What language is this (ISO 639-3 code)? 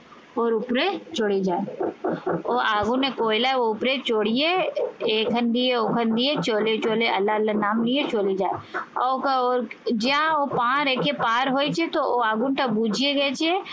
ben